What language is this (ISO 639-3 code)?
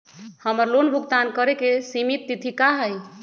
mag